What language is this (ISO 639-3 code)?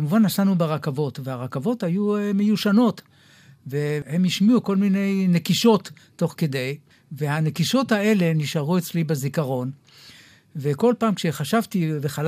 heb